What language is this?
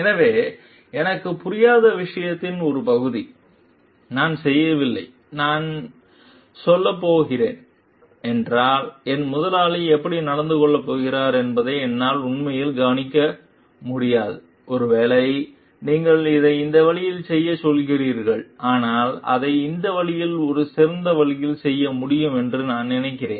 Tamil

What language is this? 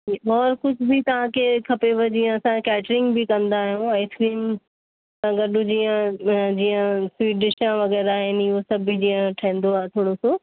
Sindhi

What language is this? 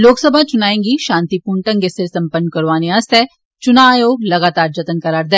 Dogri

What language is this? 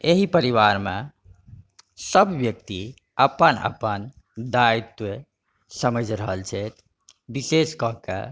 Maithili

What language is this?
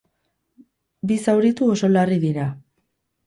Basque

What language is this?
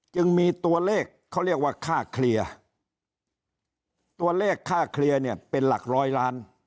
Thai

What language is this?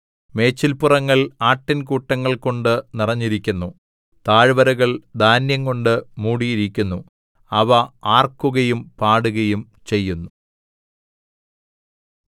Malayalam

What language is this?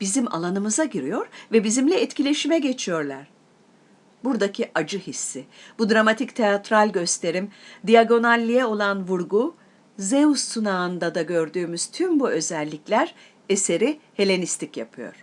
Turkish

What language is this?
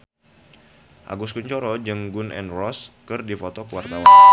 Sundanese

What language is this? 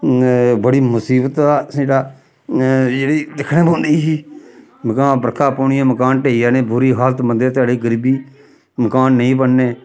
Dogri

